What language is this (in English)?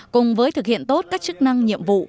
Vietnamese